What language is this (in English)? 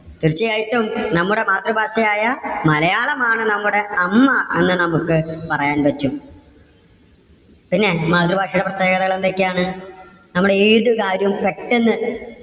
Malayalam